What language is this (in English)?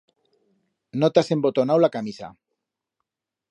Aragonese